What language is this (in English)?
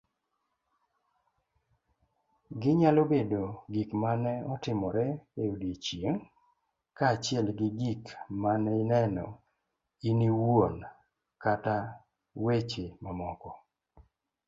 Luo (Kenya and Tanzania)